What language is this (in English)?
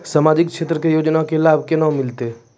Maithili